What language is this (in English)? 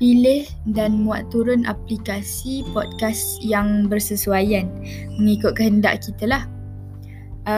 Malay